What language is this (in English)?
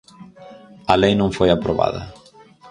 Galician